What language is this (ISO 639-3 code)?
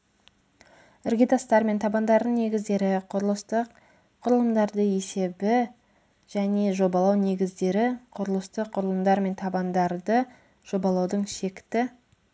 kaz